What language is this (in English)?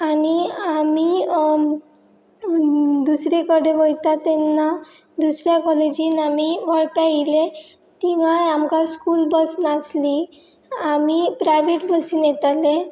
Konkani